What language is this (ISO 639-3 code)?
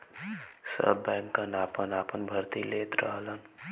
bho